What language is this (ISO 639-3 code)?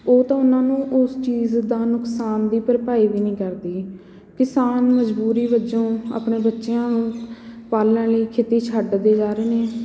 pan